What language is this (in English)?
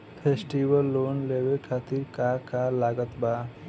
Bhojpuri